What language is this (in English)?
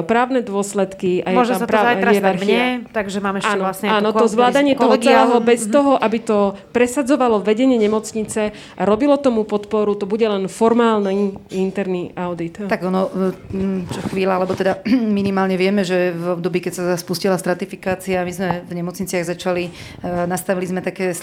Slovak